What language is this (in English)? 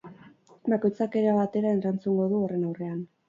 Basque